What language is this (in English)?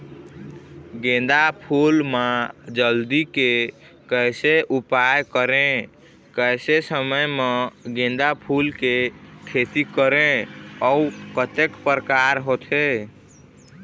Chhattisgarhi